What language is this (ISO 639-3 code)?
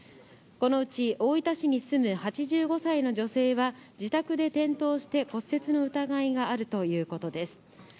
jpn